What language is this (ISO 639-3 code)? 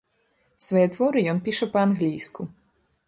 bel